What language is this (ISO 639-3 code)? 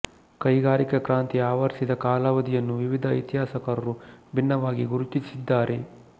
kan